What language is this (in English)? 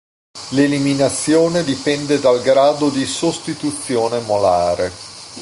Italian